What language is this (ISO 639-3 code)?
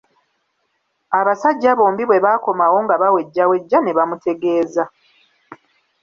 lug